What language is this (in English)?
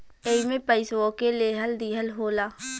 Bhojpuri